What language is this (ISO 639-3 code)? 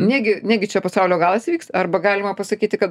lit